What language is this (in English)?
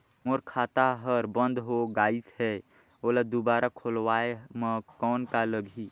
Chhattisgarhi